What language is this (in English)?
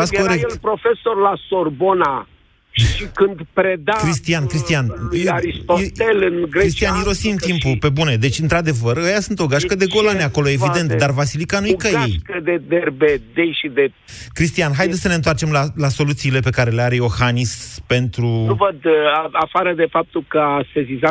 Romanian